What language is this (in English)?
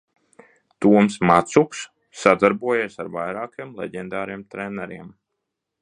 Latvian